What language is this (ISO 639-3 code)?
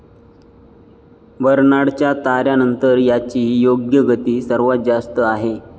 mar